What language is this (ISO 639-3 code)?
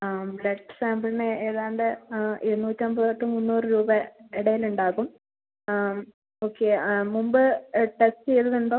mal